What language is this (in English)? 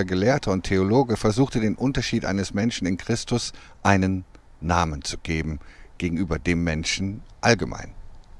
German